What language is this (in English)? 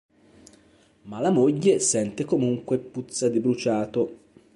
Italian